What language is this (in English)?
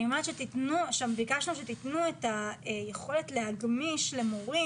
Hebrew